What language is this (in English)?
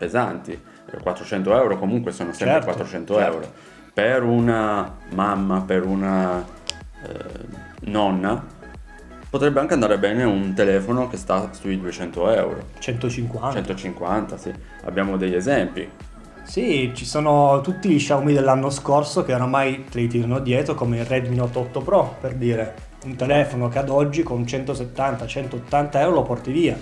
Italian